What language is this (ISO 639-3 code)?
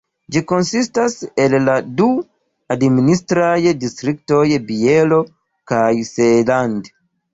epo